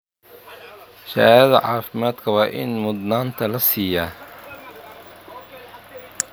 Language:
Somali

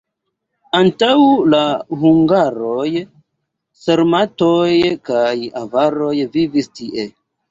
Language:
Esperanto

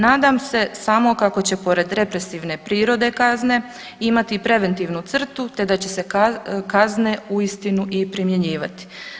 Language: Croatian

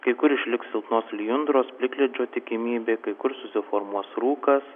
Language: Lithuanian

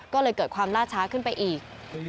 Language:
Thai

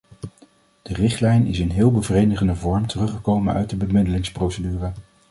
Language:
Dutch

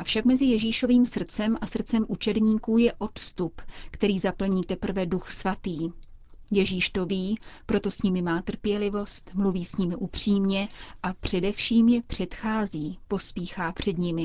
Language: Czech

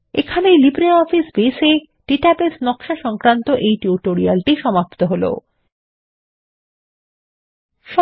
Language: Bangla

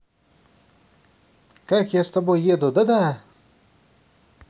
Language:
Russian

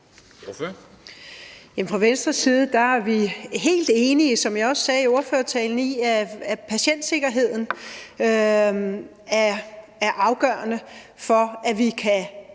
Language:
Danish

